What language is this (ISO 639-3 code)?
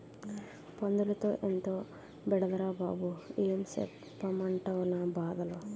tel